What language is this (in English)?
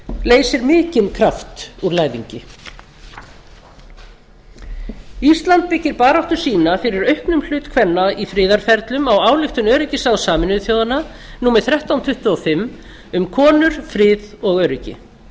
Icelandic